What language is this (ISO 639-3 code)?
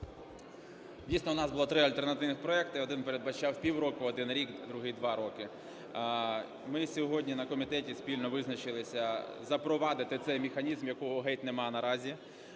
ukr